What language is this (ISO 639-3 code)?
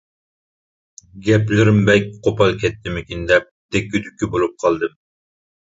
uig